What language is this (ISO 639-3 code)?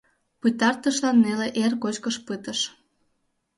chm